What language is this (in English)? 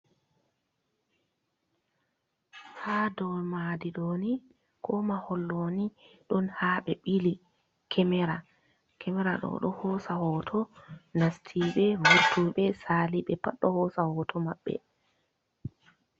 Fula